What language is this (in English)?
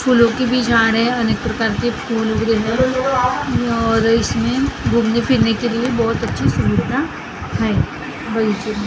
Hindi